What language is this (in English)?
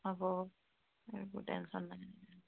Assamese